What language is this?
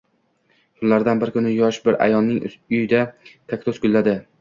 Uzbek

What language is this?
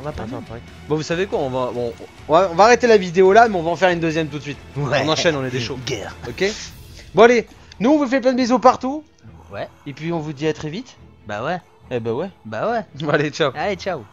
French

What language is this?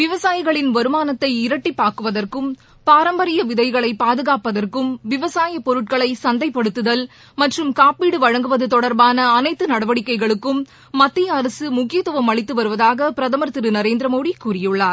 Tamil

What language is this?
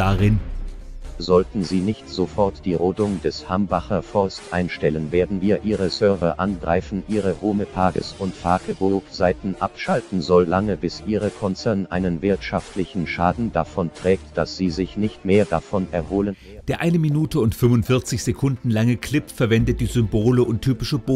German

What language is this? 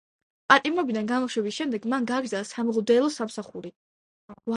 Georgian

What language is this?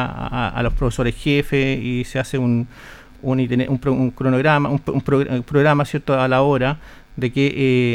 Spanish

